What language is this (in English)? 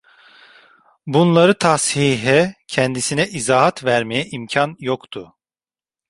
Turkish